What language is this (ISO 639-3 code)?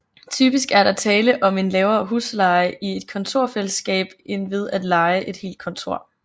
dan